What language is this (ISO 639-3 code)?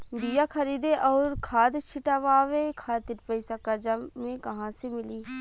bho